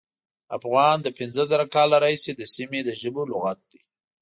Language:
Pashto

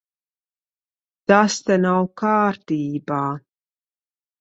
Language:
Latvian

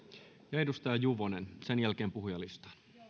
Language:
Finnish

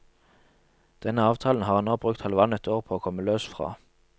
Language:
Norwegian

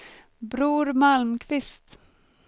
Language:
Swedish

